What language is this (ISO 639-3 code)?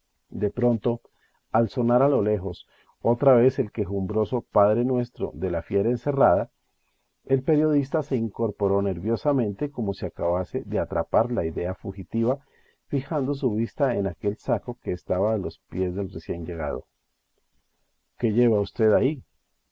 spa